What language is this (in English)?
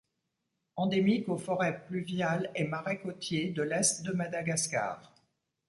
French